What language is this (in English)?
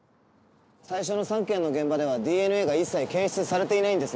Japanese